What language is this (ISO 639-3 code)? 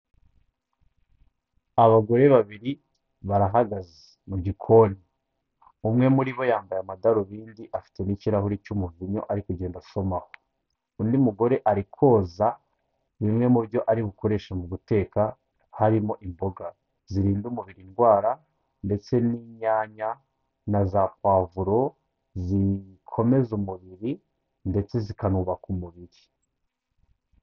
kin